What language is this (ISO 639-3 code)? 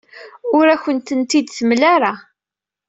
kab